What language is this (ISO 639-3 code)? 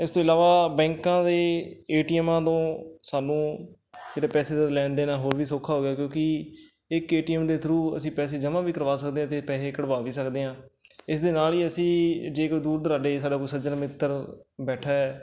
pan